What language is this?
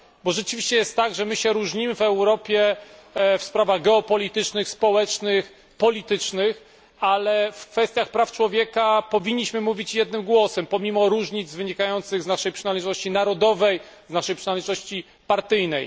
Polish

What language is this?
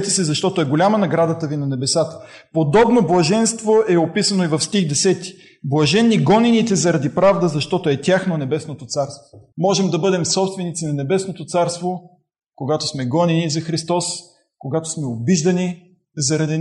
Bulgarian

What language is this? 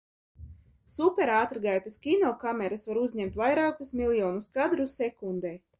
Latvian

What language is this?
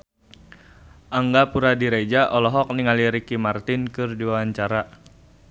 Sundanese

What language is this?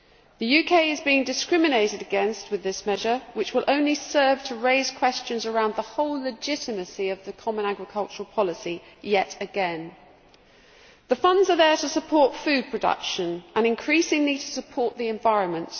English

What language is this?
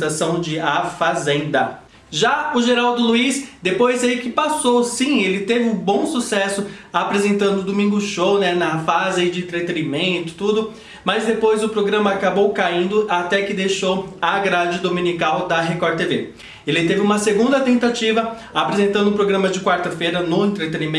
Portuguese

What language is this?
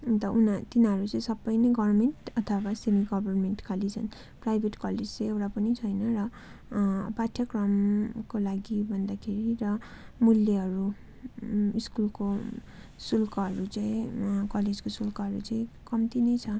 Nepali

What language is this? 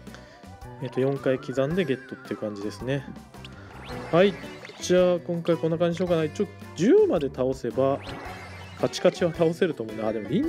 Japanese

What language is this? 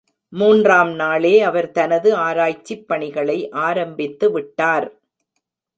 Tamil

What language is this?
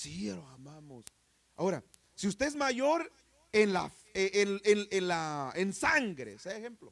Spanish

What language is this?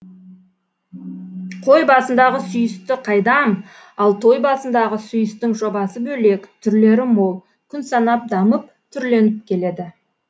Kazakh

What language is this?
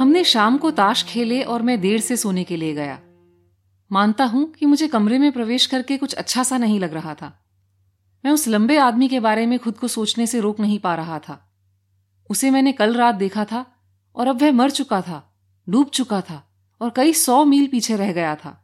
Hindi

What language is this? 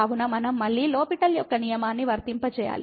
Telugu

